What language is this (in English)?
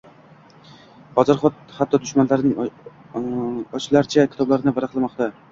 Uzbek